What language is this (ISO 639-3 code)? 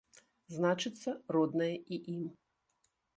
bel